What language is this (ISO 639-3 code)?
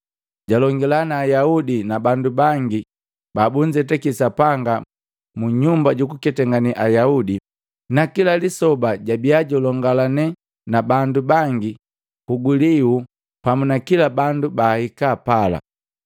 mgv